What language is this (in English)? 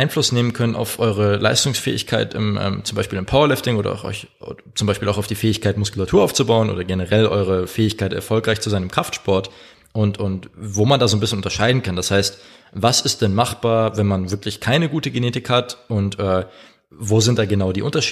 German